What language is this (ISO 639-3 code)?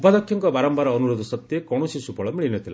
ori